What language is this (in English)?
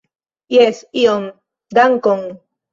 Esperanto